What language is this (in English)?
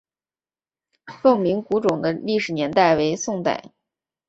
Chinese